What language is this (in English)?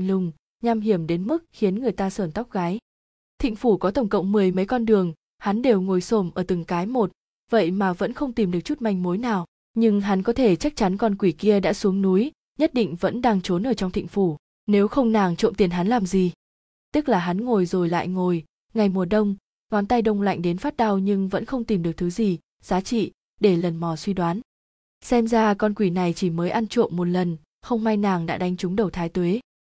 Vietnamese